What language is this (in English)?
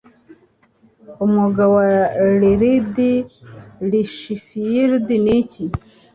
Kinyarwanda